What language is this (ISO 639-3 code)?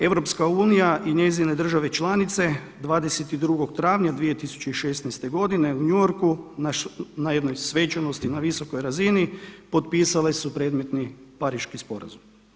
hrv